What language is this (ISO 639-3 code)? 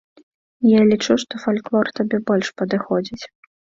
bel